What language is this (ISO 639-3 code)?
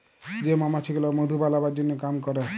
ben